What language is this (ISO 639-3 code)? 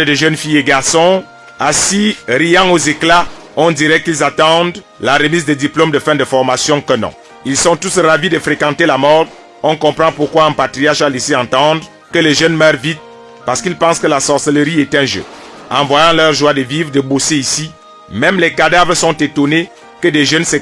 fra